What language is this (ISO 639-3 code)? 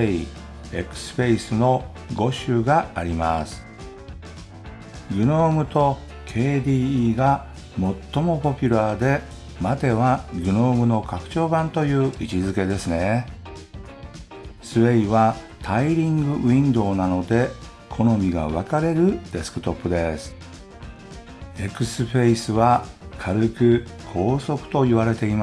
jpn